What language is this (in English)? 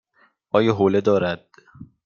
Persian